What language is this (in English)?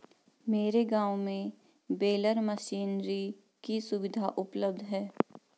Hindi